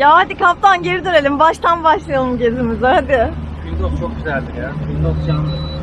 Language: Turkish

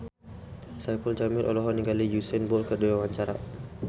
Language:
Sundanese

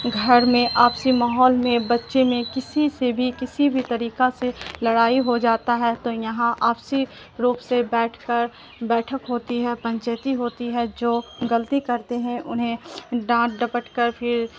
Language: Urdu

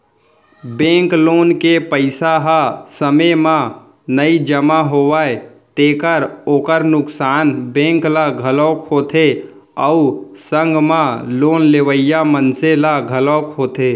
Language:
Chhattisgarhi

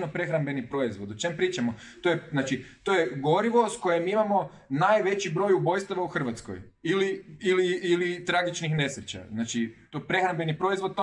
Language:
Croatian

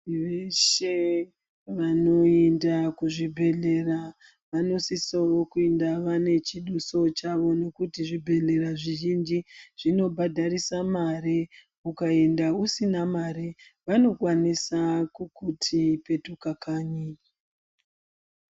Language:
Ndau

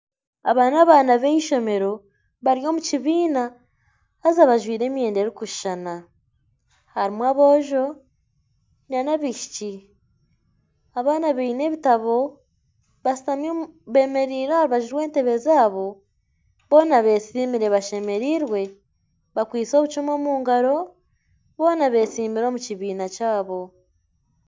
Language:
Nyankole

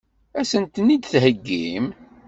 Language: Kabyle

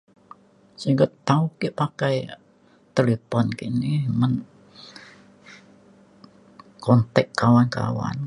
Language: Mainstream Kenyah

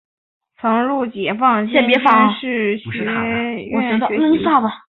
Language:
Chinese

